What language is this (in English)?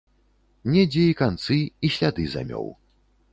Belarusian